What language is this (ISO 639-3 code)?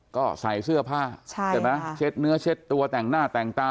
tha